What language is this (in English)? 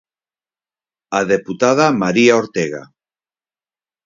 Galician